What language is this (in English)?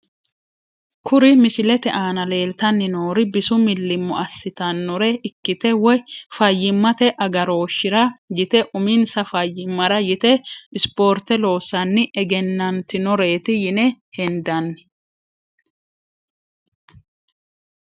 Sidamo